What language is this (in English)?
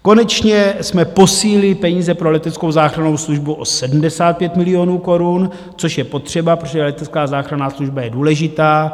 Czech